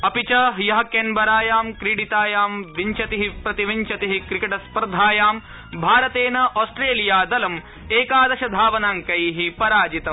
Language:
Sanskrit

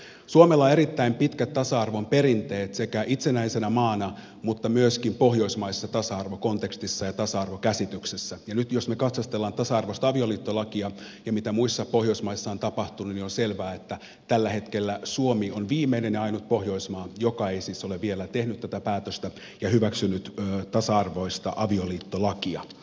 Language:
Finnish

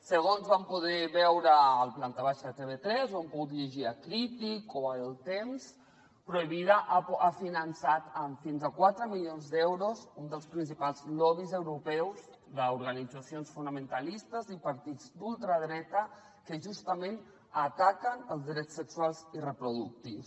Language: Catalan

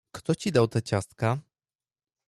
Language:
Polish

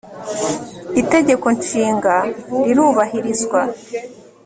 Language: Kinyarwanda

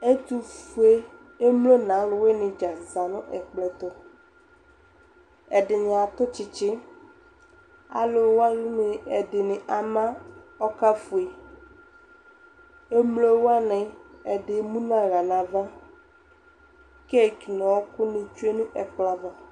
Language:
Ikposo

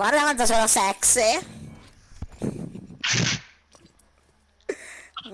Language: Italian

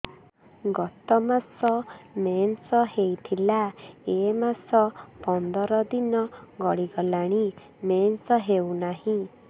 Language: Odia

